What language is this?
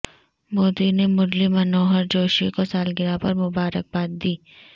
Urdu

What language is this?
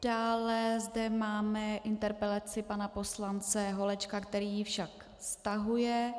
Czech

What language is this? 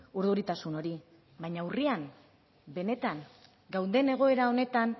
Basque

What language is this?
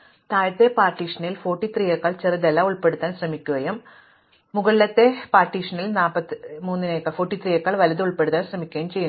Malayalam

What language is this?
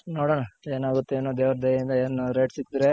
Kannada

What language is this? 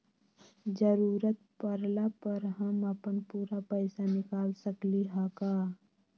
Magahi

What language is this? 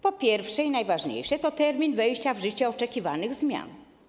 Polish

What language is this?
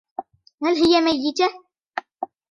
Arabic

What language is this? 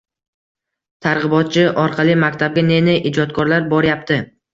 Uzbek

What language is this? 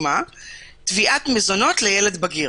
Hebrew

